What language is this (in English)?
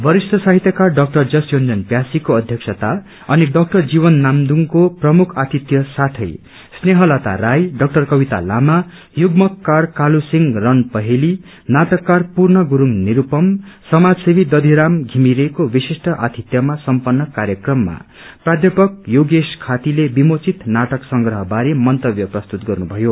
Nepali